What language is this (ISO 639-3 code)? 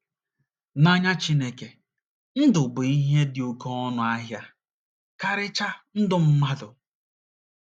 ibo